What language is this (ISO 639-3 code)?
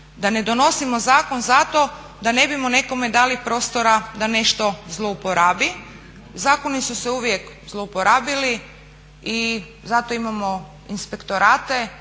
hrv